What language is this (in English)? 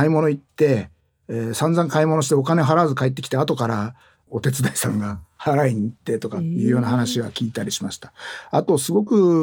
Japanese